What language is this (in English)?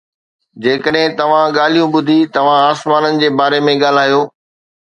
Sindhi